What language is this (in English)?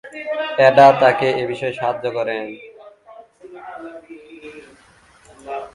Bangla